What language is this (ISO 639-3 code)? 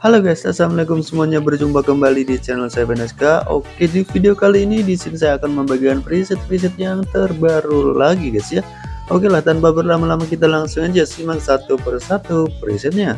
ind